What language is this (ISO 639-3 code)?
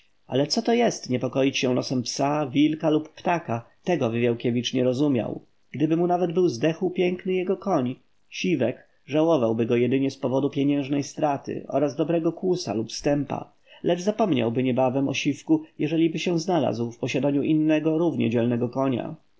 pol